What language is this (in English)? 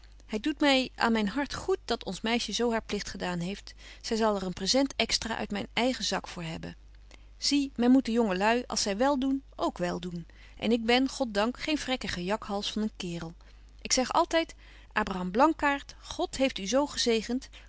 Dutch